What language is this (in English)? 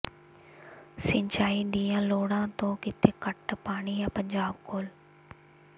Punjabi